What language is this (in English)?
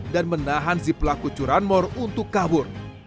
Indonesian